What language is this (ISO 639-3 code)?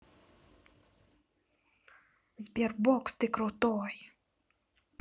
rus